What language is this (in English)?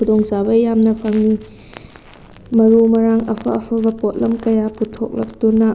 Manipuri